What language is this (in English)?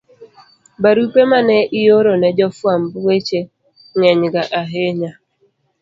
Luo (Kenya and Tanzania)